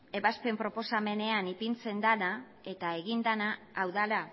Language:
Basque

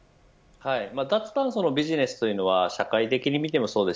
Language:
Japanese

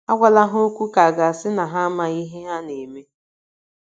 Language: Igbo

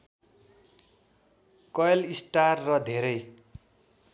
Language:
Nepali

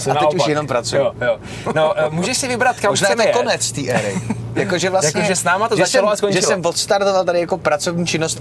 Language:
Czech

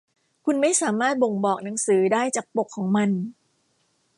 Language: Thai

